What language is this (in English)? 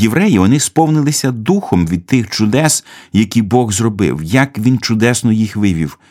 Ukrainian